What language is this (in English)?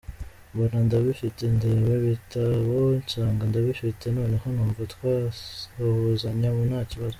Kinyarwanda